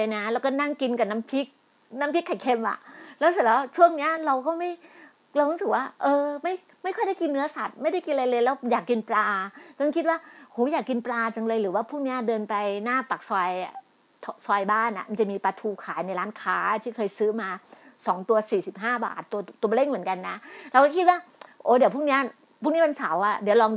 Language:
Thai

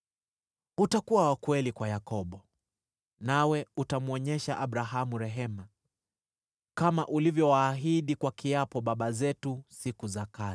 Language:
Swahili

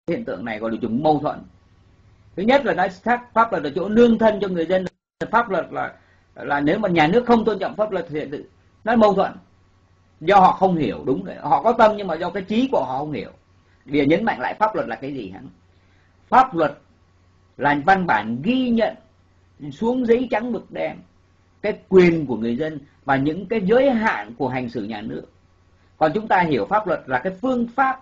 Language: Vietnamese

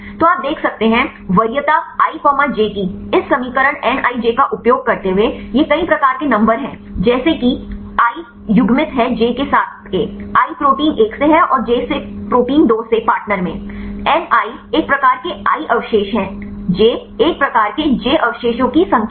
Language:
Hindi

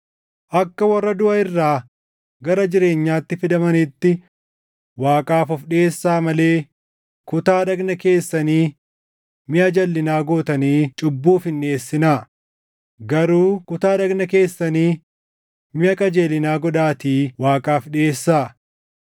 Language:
Oromo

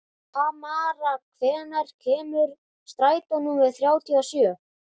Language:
Icelandic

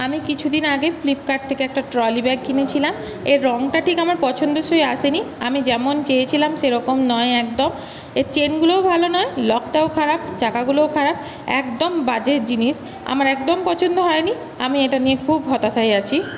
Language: Bangla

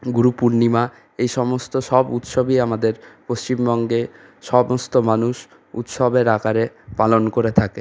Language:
Bangla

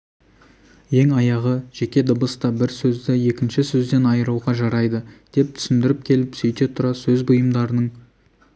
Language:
Kazakh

